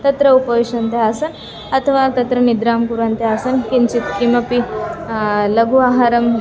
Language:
Sanskrit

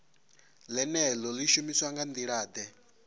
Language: Venda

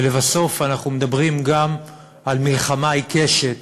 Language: Hebrew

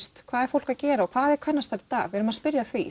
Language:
Icelandic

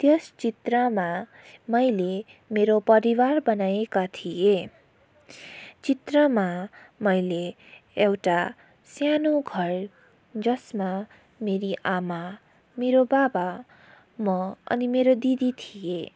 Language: Nepali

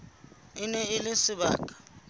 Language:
Southern Sotho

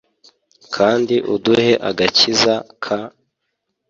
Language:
Kinyarwanda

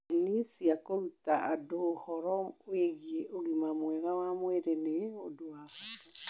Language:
Kikuyu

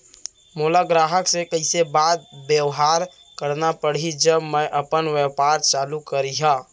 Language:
Chhattisgarhi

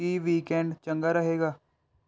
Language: Punjabi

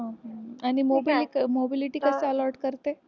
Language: Marathi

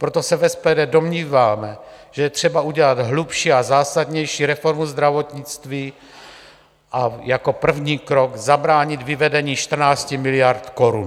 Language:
Czech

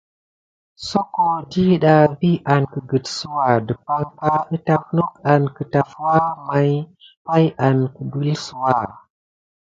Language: Gidar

